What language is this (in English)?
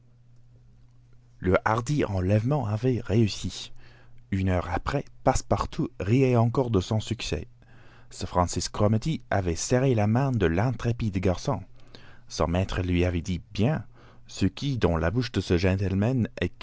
French